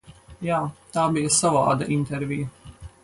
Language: Latvian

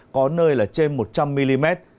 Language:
Vietnamese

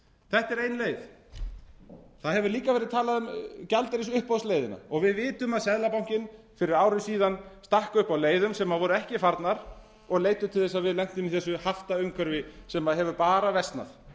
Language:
Icelandic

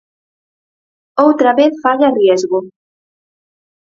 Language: Galician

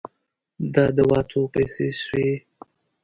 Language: Pashto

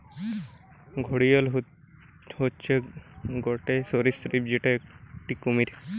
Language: Bangla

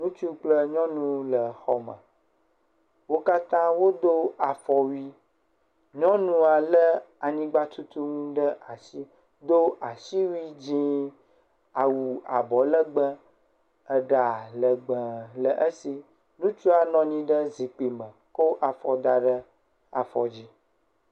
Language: Ewe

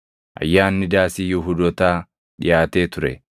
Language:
Oromo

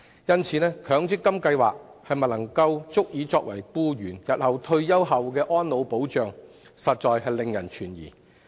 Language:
Cantonese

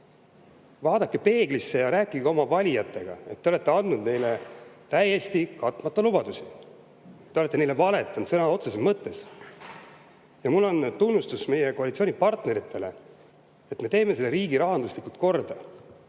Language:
Estonian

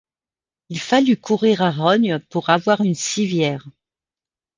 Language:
French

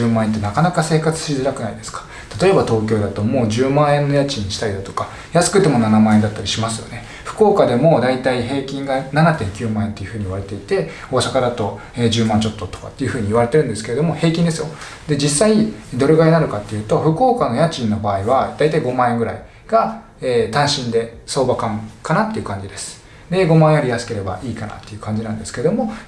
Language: Japanese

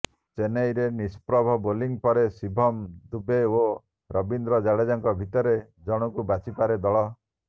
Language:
Odia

